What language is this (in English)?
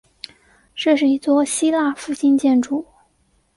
Chinese